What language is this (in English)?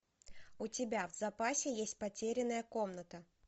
Russian